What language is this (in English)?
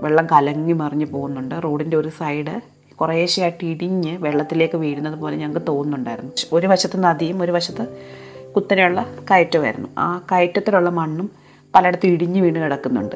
Malayalam